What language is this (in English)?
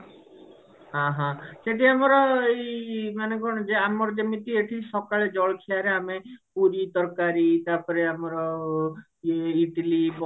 Odia